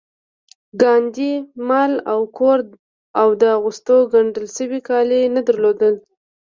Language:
Pashto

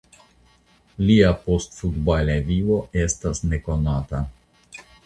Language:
Esperanto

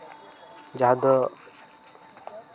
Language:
Santali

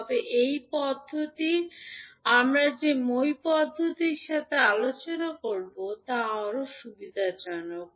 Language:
Bangla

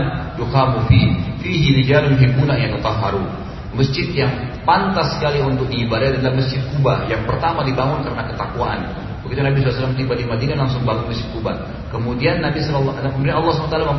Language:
Indonesian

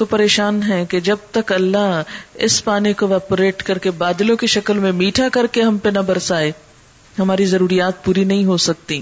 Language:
Urdu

